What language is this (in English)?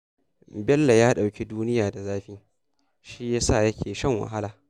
Hausa